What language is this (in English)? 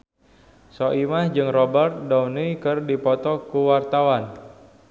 Sundanese